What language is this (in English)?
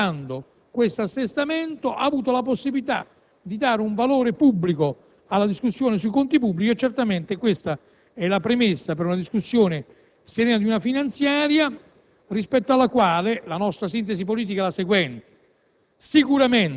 Italian